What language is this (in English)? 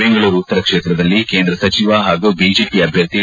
Kannada